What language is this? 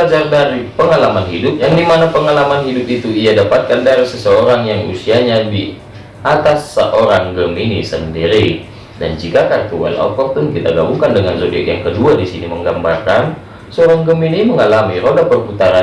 Indonesian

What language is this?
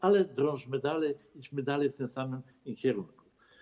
Polish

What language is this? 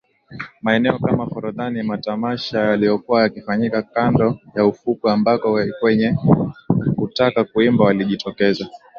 Swahili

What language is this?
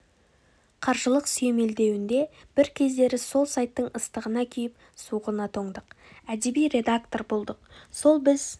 Kazakh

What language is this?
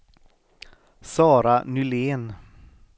Swedish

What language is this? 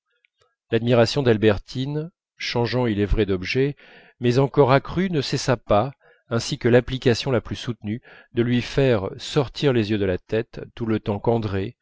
French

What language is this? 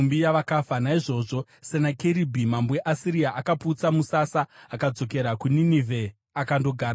Shona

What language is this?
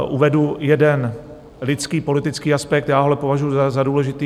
Czech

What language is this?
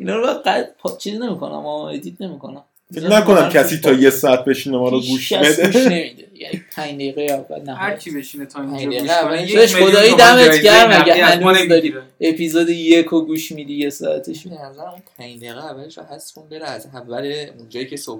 Persian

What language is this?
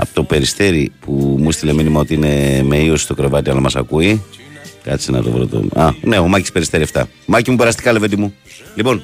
Greek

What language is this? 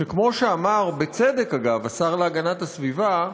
Hebrew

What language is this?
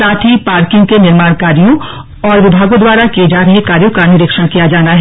Hindi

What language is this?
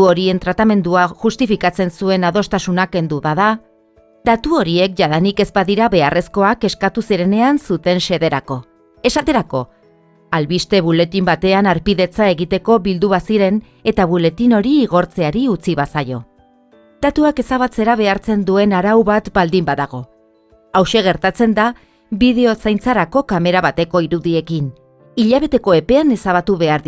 Basque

